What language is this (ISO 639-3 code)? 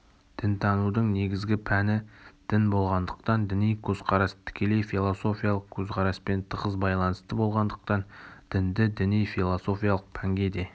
kaz